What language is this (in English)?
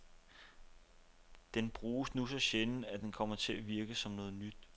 Danish